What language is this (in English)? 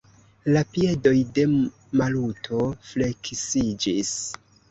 Esperanto